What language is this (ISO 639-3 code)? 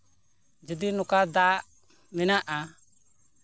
sat